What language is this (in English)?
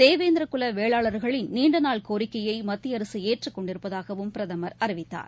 Tamil